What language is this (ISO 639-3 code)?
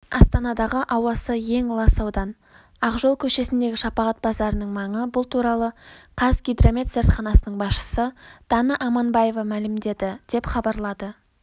kaz